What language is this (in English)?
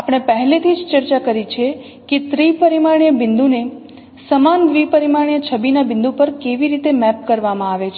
Gujarati